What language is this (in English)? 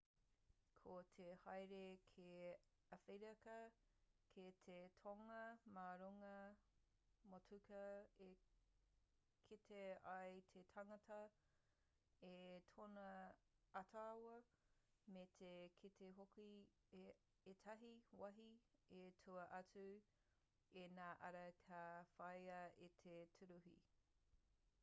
Māori